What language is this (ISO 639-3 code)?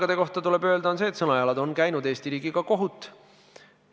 est